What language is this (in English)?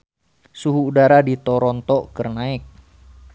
Sundanese